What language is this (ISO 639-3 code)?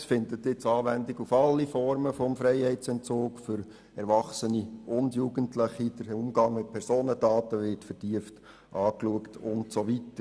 gsw